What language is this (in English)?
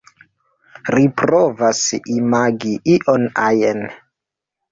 Esperanto